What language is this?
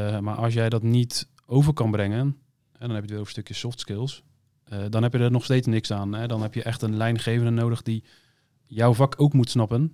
Dutch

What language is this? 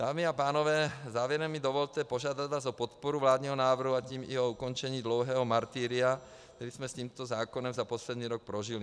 Czech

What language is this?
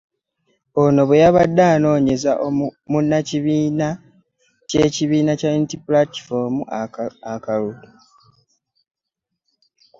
Ganda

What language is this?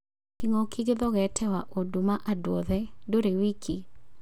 Kikuyu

